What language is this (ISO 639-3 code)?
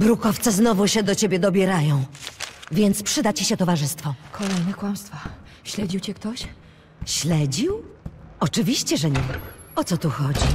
pol